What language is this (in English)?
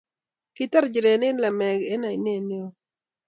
Kalenjin